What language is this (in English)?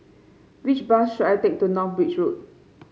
English